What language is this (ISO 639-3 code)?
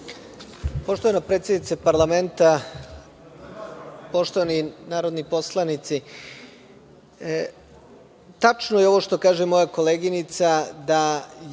srp